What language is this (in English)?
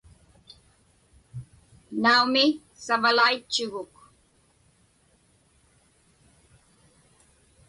Inupiaq